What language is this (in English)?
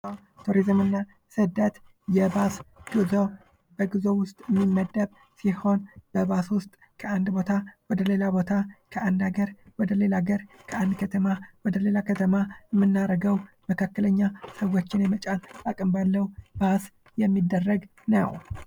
Amharic